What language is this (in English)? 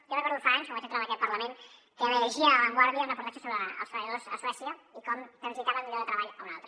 Catalan